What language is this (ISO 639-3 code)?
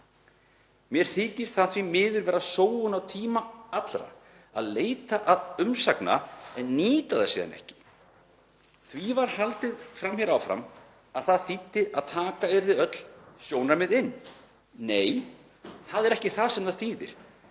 isl